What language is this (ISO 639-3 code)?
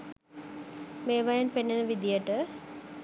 sin